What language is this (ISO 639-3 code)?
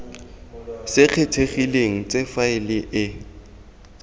tsn